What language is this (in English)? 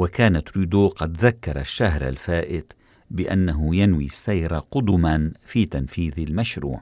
Arabic